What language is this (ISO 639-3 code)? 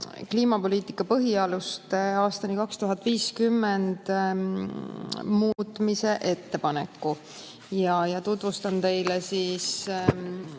est